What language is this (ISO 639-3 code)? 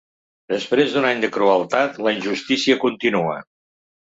cat